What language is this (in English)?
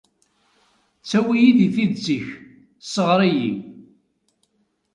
Kabyle